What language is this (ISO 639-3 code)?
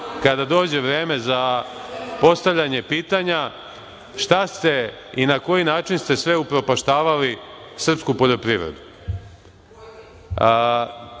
srp